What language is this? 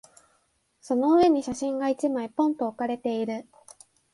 Japanese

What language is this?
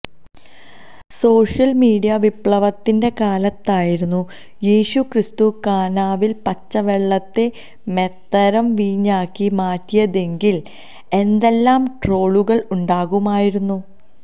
Malayalam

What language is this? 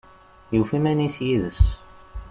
Kabyle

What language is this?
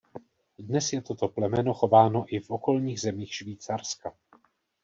Czech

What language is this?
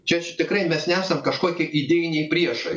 Lithuanian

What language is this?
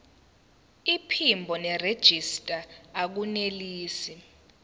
Zulu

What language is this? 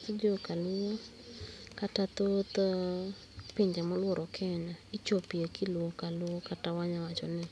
Luo (Kenya and Tanzania)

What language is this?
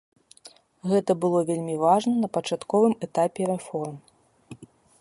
Belarusian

